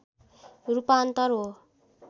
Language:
Nepali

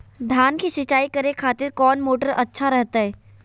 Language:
Magahi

